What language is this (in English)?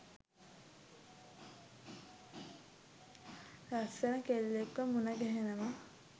Sinhala